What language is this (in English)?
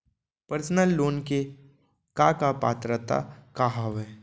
Chhattisgarhi